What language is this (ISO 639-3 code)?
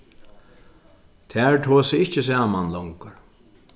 fao